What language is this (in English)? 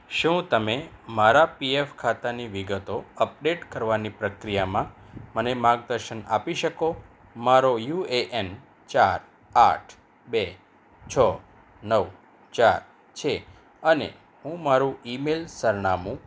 Gujarati